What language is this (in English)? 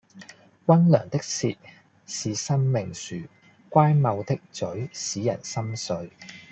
Cantonese